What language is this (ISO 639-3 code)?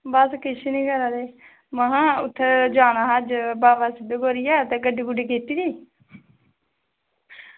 doi